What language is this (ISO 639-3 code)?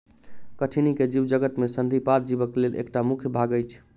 mai